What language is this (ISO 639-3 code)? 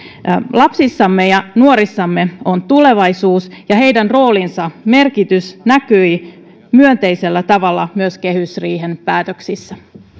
fin